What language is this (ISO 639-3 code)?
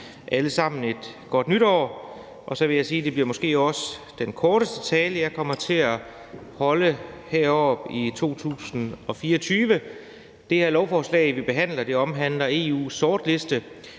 dan